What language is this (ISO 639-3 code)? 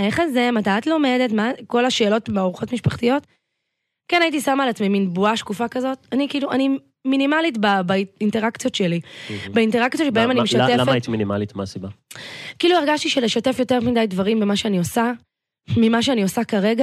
heb